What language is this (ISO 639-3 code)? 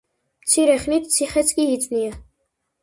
kat